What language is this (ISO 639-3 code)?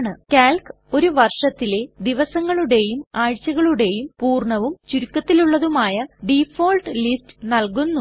mal